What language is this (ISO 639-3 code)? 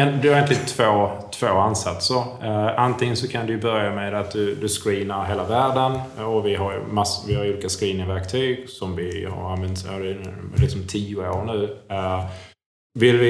swe